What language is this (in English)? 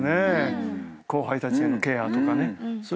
Japanese